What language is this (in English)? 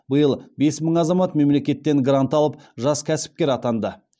Kazakh